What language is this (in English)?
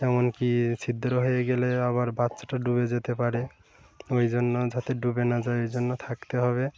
Bangla